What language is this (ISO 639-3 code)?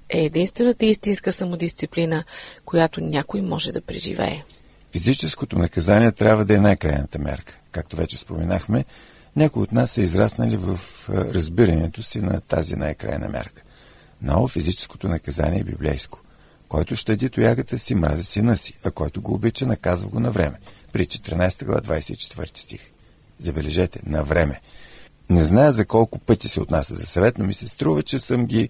bul